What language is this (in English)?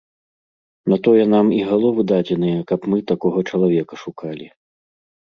Belarusian